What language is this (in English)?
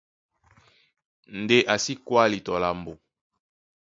Duala